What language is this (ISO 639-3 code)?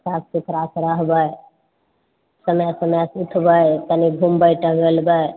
mai